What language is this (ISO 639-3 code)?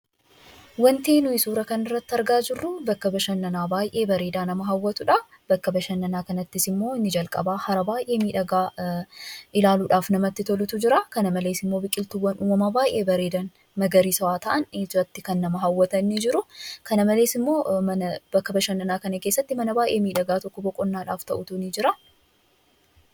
orm